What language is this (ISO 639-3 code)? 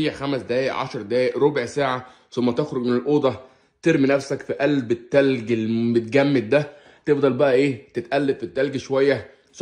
ara